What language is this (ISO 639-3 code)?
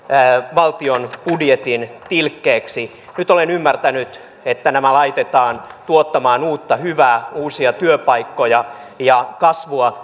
fin